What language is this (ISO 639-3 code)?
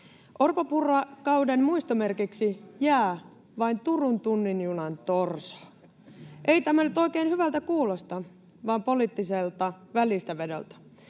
fin